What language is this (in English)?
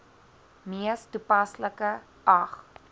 Afrikaans